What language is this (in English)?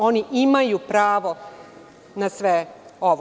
Serbian